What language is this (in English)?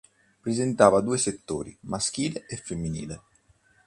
Italian